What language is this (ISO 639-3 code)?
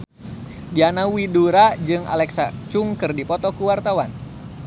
sun